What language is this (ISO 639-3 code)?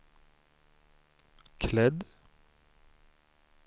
swe